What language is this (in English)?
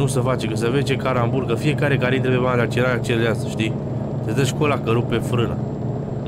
Romanian